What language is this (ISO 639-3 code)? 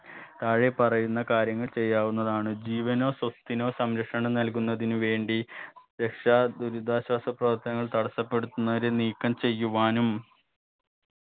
mal